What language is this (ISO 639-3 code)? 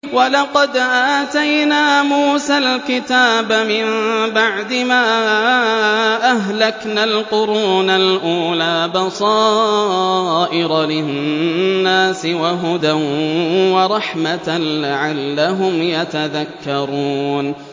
ara